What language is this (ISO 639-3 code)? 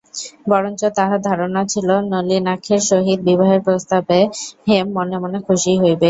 ben